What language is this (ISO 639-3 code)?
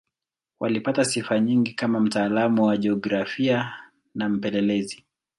swa